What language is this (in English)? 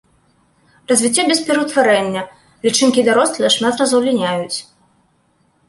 Belarusian